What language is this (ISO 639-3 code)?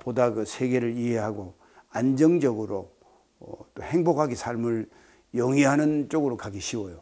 kor